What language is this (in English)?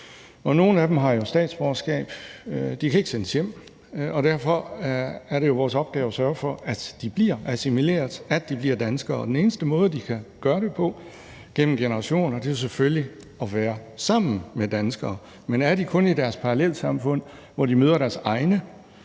Danish